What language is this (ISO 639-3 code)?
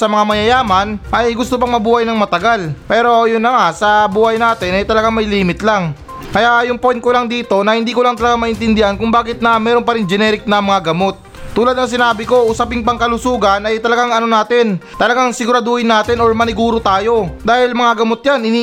fil